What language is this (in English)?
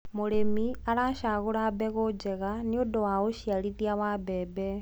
Kikuyu